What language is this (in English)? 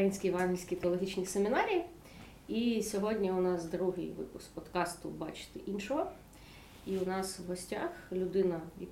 Ukrainian